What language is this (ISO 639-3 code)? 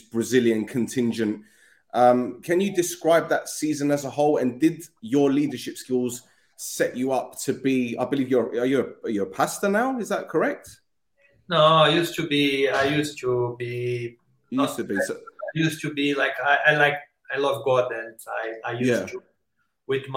eng